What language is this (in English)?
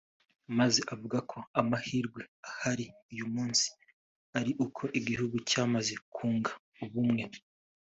Kinyarwanda